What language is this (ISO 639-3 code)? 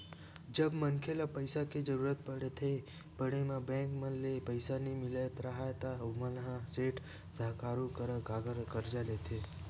hne